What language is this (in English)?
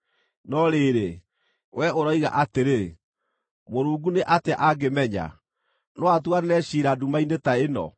Kikuyu